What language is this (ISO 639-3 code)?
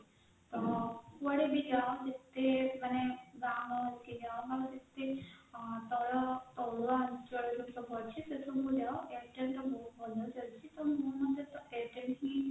ori